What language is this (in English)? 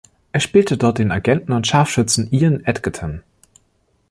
German